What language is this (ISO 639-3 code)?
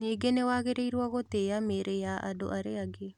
kik